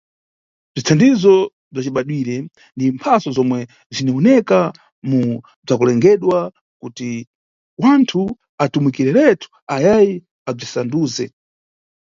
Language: Nyungwe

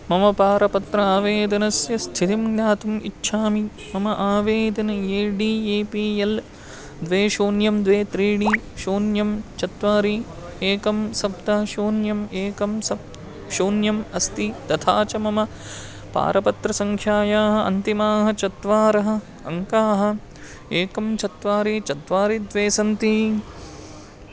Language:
Sanskrit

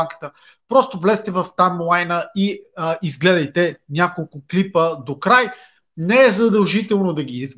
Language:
Bulgarian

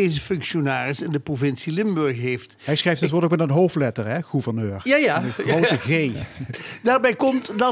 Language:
Dutch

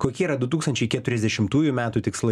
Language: Lithuanian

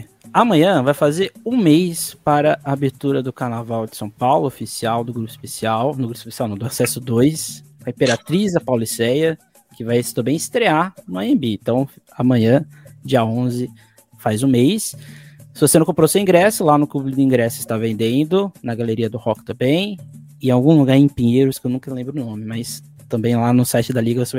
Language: Portuguese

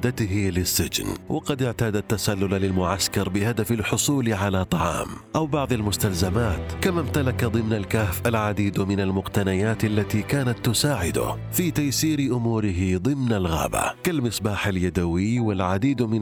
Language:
Arabic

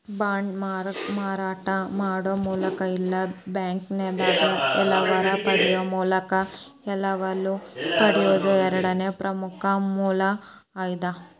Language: Kannada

